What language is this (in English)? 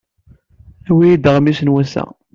Kabyle